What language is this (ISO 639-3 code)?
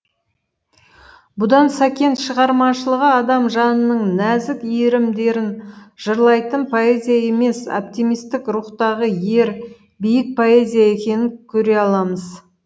kaz